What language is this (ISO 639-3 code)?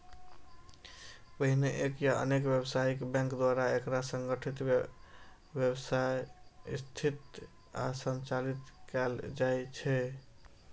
mai